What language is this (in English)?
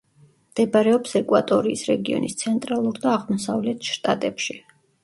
Georgian